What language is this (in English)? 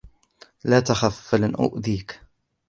Arabic